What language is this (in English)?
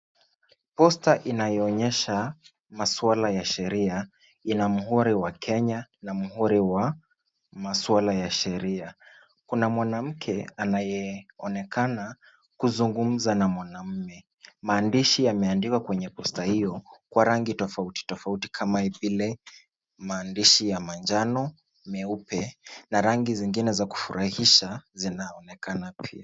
Swahili